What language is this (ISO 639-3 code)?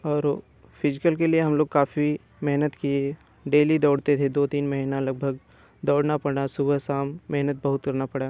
hin